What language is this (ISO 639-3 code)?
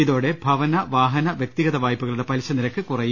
mal